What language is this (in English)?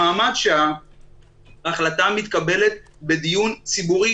Hebrew